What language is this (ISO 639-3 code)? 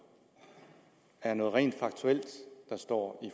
dan